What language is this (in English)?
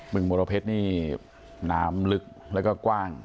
Thai